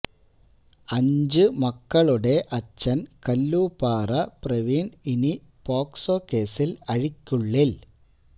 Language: Malayalam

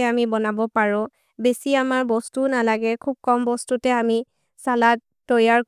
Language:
Maria (India)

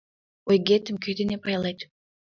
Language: Mari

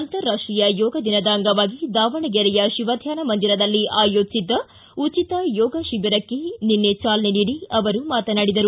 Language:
Kannada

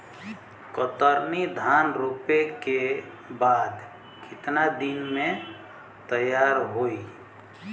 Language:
Bhojpuri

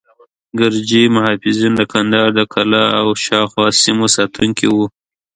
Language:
Pashto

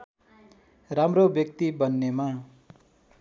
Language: Nepali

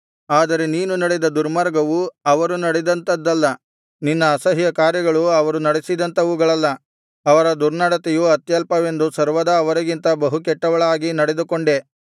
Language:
Kannada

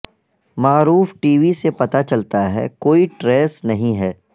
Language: Urdu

